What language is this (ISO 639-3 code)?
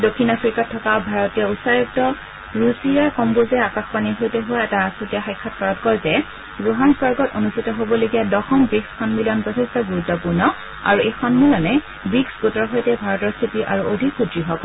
asm